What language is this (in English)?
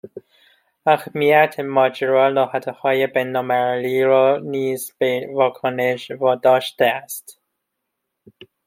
Persian